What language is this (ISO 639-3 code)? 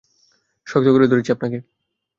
ben